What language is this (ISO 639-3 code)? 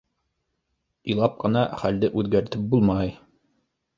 bak